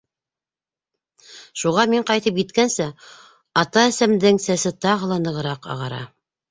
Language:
Bashkir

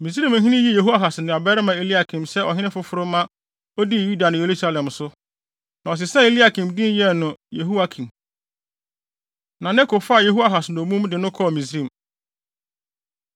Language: Akan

